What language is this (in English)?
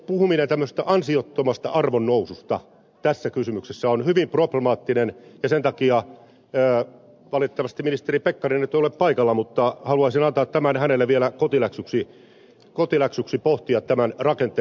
Finnish